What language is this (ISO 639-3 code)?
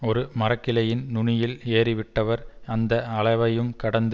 tam